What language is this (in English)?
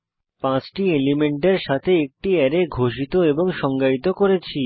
Bangla